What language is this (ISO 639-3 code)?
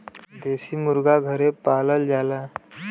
bho